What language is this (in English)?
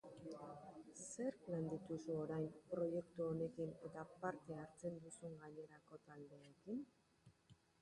Basque